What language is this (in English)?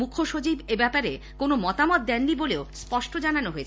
Bangla